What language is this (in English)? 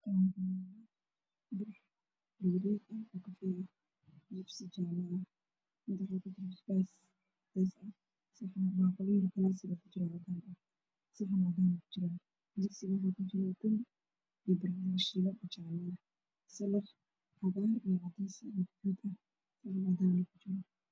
Somali